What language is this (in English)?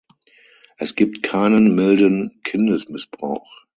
German